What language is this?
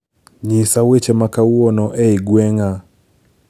Luo (Kenya and Tanzania)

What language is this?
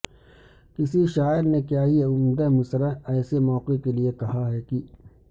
Urdu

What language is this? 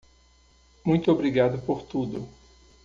Portuguese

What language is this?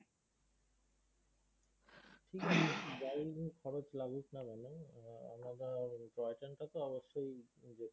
Bangla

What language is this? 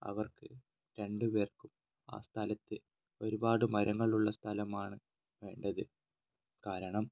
Malayalam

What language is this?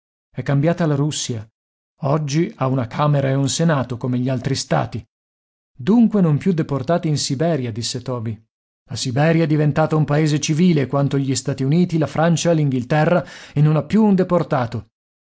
Italian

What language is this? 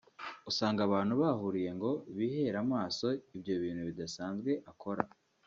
Kinyarwanda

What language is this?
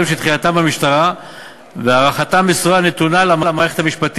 Hebrew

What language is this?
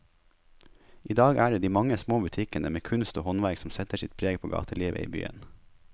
Norwegian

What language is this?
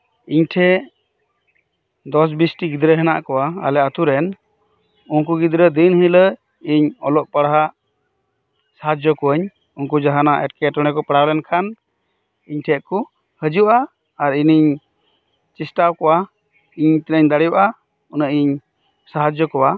Santali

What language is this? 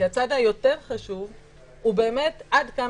Hebrew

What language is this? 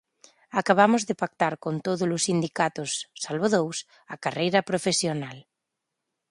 Galician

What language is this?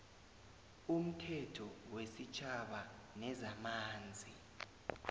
South Ndebele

